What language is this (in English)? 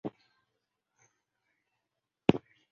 Chinese